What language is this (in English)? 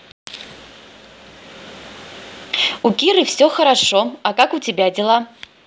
Russian